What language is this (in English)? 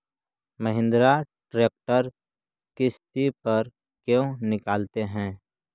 Magahi